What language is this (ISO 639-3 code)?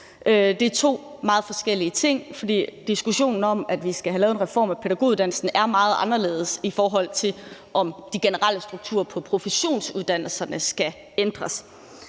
dan